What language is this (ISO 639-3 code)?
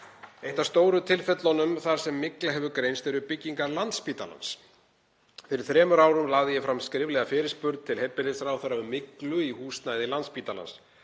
isl